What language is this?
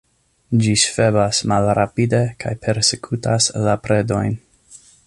Esperanto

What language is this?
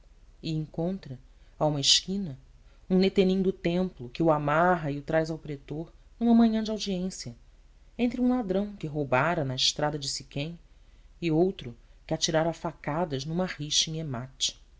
Portuguese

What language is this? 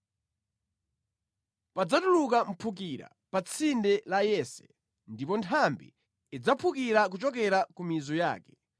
Nyanja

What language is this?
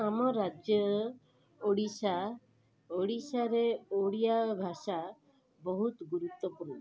Odia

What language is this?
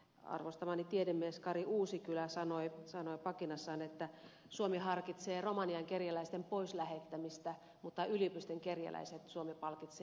Finnish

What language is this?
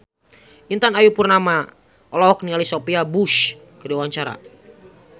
Sundanese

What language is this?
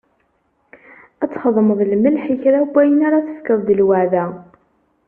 Kabyle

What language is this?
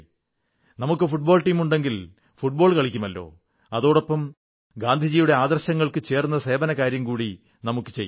Malayalam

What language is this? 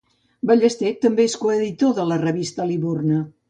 Catalan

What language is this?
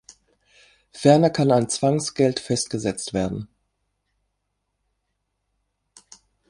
German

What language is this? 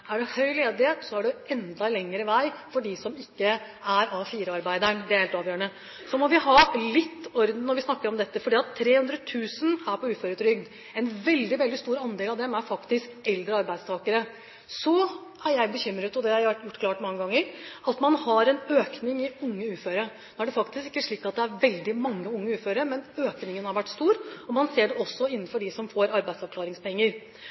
Norwegian Bokmål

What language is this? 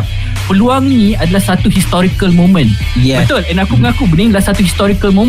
Malay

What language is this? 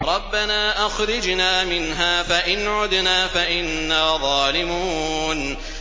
Arabic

